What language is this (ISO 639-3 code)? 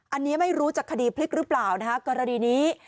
tha